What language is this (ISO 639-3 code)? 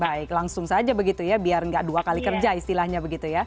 ind